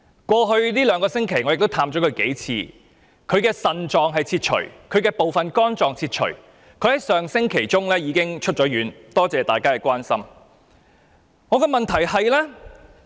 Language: Cantonese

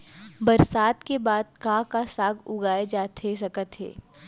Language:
Chhattisgarhi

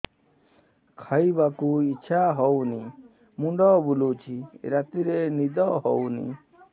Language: Odia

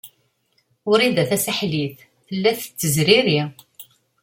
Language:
Kabyle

